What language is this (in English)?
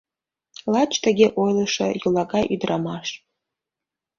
Mari